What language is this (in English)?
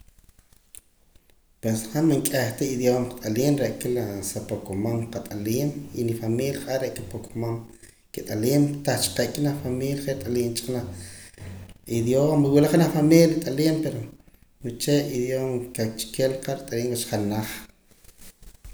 Poqomam